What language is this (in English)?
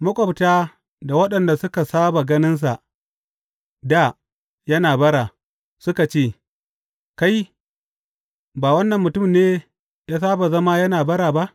Hausa